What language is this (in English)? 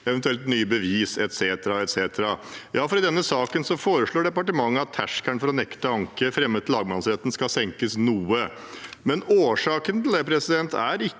Norwegian